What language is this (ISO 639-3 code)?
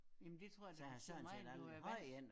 dan